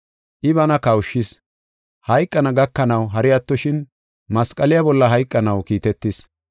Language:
Gofa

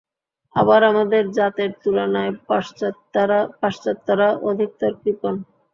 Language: Bangla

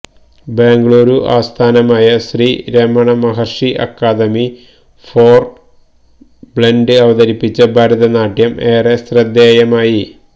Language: Malayalam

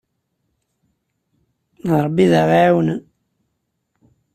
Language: Kabyle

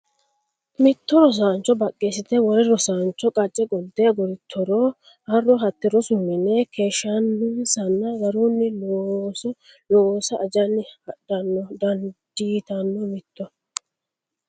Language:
Sidamo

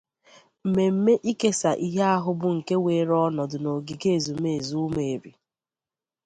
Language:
Igbo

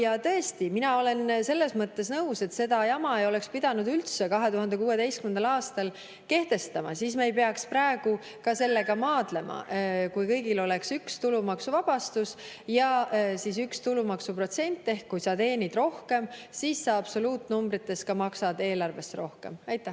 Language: Estonian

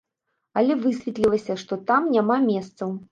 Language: Belarusian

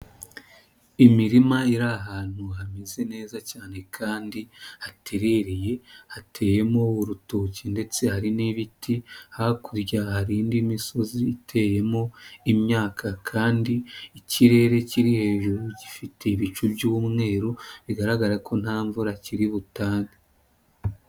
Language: Kinyarwanda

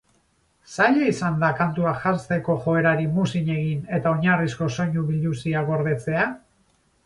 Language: Basque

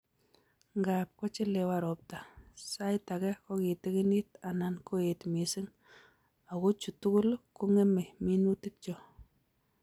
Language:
Kalenjin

